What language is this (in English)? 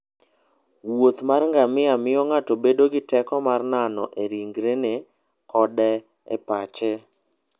Luo (Kenya and Tanzania)